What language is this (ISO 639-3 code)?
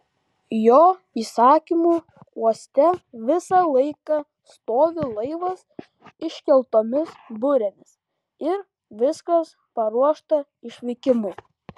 lit